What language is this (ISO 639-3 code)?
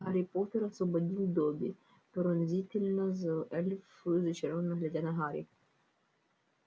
rus